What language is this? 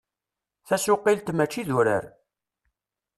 Kabyle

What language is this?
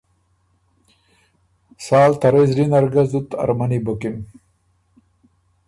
Ormuri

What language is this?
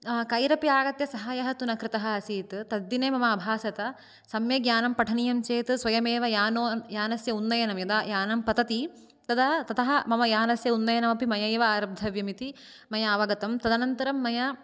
Sanskrit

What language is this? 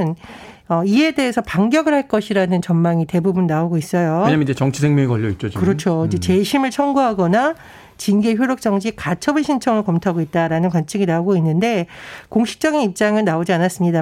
Korean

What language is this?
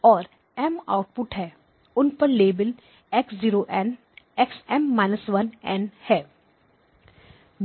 Hindi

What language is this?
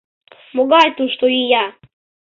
Mari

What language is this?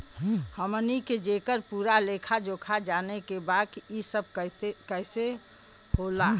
Bhojpuri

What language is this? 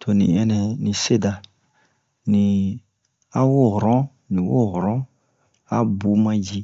Bomu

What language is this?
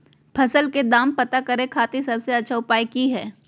Magahi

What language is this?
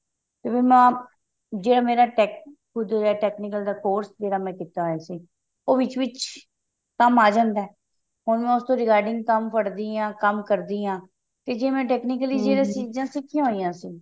Punjabi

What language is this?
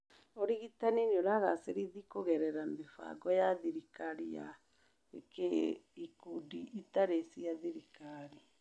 Kikuyu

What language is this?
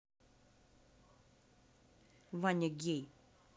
Russian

